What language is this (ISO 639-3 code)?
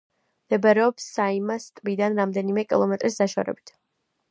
kat